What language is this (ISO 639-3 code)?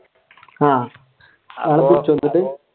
mal